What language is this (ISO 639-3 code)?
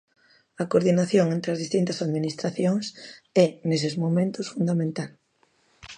glg